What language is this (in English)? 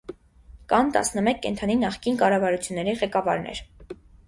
Armenian